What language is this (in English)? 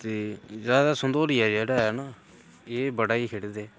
Dogri